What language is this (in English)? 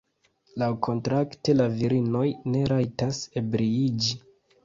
Esperanto